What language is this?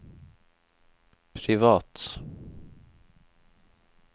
Norwegian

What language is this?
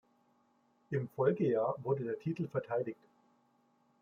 German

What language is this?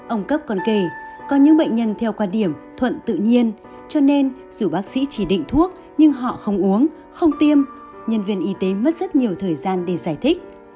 Vietnamese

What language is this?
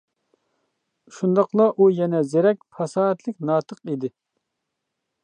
Uyghur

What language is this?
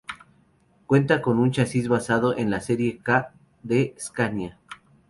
Spanish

